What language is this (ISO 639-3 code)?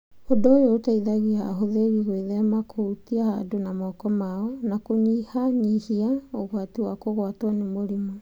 kik